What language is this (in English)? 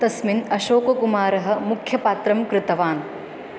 Sanskrit